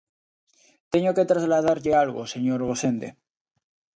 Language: Galician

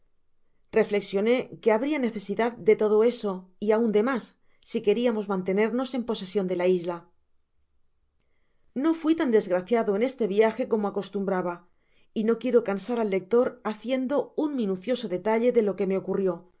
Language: Spanish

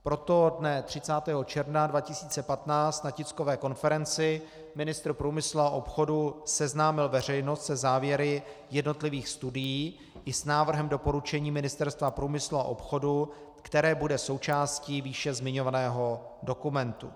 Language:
Czech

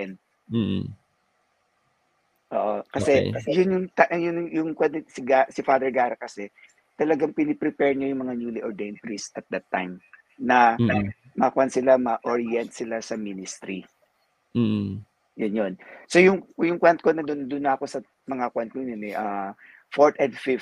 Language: Filipino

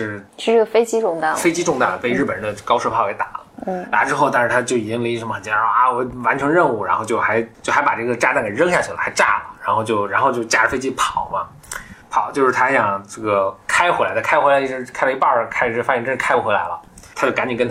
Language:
Chinese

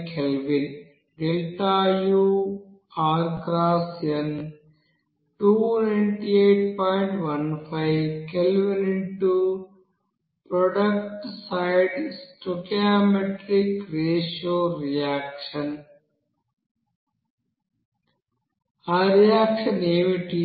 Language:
Telugu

